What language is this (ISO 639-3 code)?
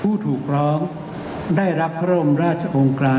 tha